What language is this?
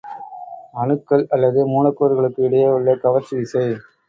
Tamil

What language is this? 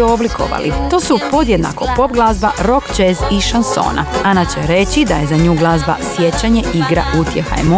Croatian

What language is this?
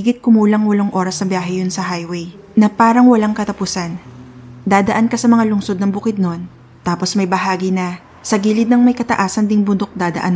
Filipino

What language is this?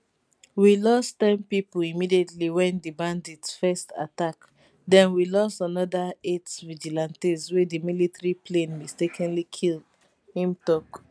Nigerian Pidgin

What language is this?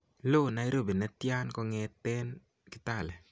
Kalenjin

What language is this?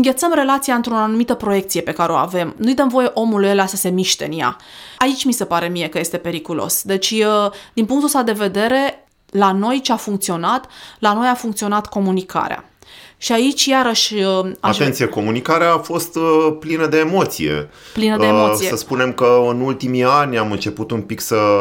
Romanian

